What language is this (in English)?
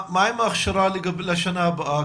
Hebrew